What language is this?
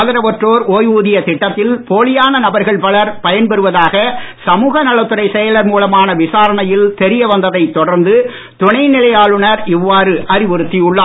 Tamil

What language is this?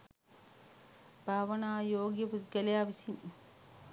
Sinhala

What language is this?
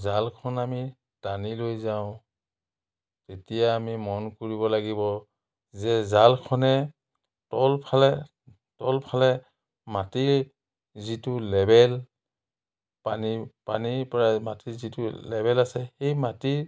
Assamese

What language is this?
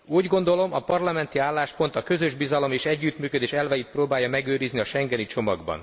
Hungarian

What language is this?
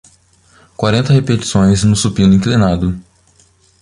Portuguese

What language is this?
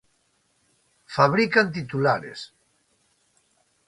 Galician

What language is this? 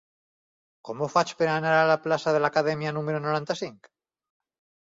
Catalan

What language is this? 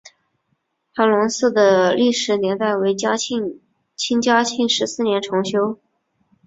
Chinese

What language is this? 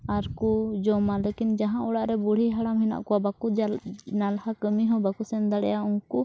Santali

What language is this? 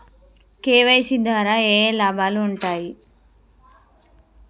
Telugu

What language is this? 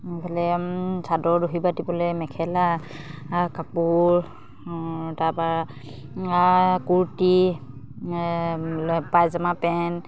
Assamese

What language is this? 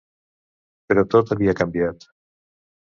Catalan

